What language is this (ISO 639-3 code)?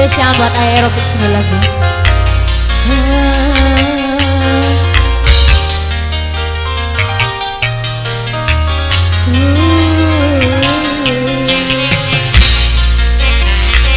ind